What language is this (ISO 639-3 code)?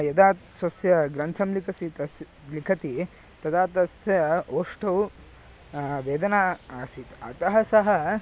san